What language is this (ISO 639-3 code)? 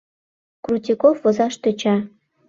chm